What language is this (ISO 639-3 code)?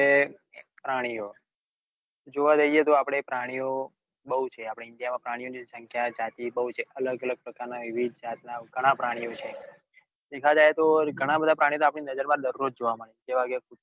guj